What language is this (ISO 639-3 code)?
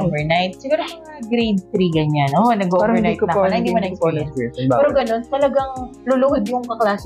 fil